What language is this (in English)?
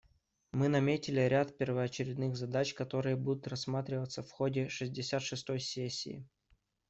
Russian